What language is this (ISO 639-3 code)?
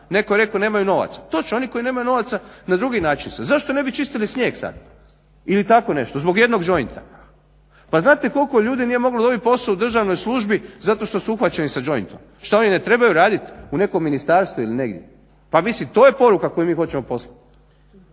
hrv